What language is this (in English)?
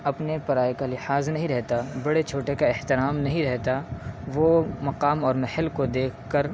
Urdu